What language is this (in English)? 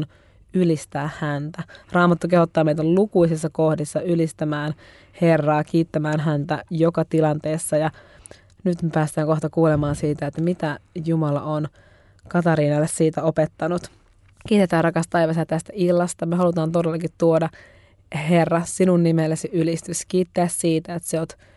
Finnish